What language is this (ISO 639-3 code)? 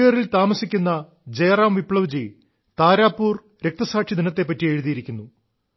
mal